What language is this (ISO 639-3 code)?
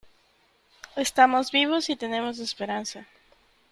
spa